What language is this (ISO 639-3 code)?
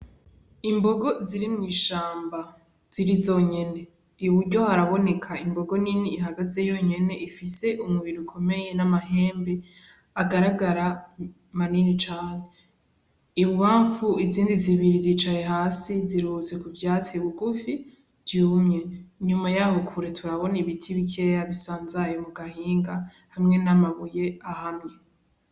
run